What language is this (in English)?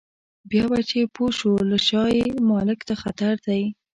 Pashto